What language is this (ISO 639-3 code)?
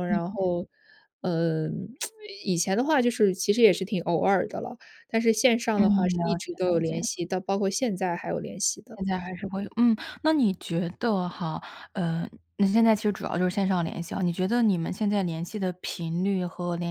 zho